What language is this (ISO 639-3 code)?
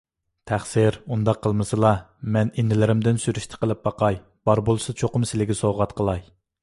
uig